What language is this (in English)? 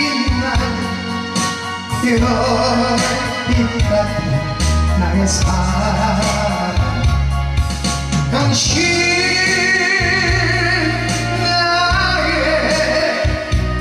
Korean